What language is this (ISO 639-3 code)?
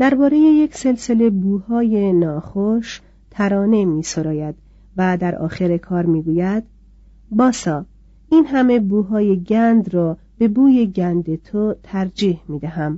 fas